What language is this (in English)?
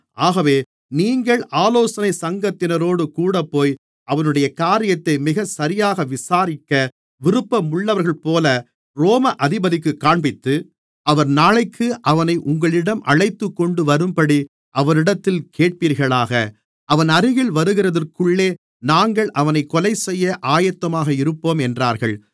Tamil